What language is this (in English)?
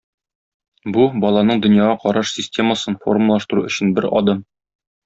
Tatar